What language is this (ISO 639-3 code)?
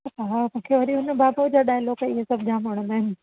snd